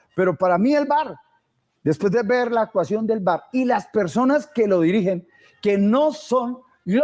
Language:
Spanish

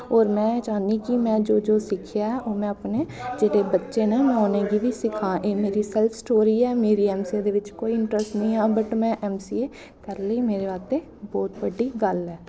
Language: Dogri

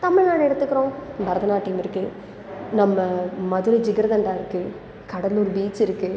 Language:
Tamil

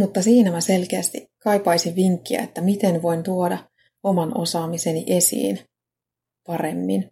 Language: Finnish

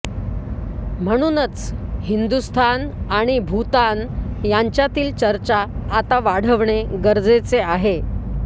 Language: Marathi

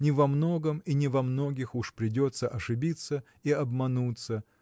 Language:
Russian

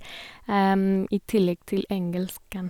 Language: Norwegian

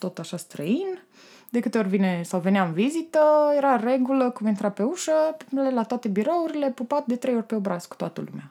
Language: Romanian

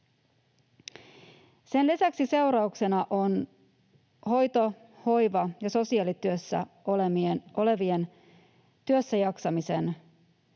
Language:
Finnish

